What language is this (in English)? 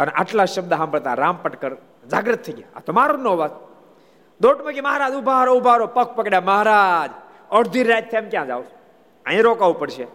Gujarati